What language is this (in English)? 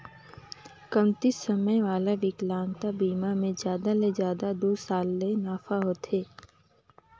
Chhattisgarhi